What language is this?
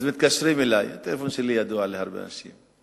Hebrew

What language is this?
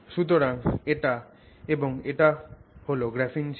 Bangla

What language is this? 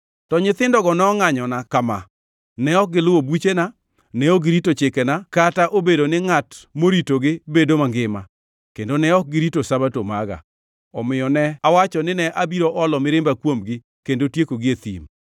Luo (Kenya and Tanzania)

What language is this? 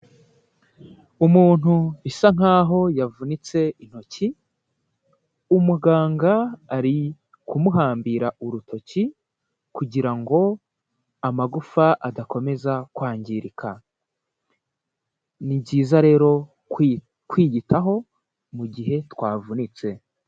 Kinyarwanda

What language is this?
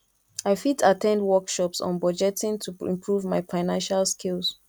Nigerian Pidgin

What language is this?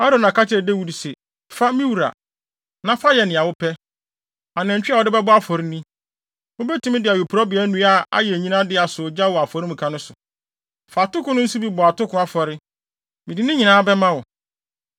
Akan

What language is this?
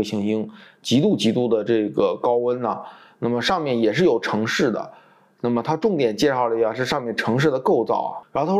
Chinese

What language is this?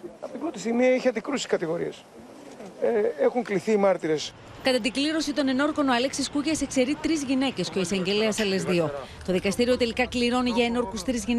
Greek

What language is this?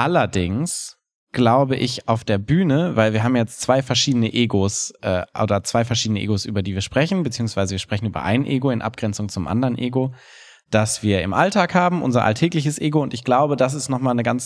German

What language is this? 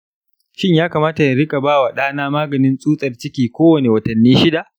Hausa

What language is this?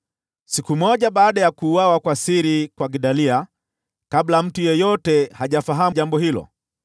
Swahili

